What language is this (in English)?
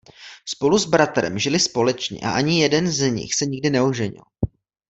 Czech